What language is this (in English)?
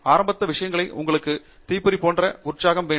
Tamil